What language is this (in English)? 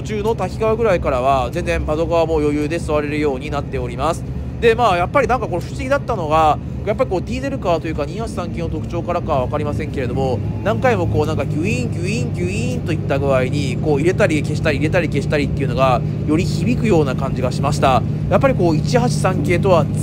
Japanese